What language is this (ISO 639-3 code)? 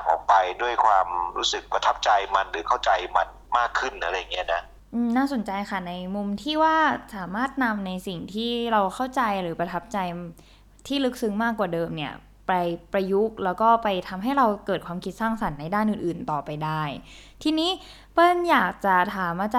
tha